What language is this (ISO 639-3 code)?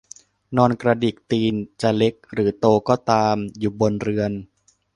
tha